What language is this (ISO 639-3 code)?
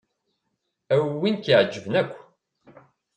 kab